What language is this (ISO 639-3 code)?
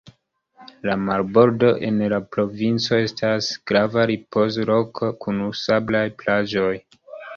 epo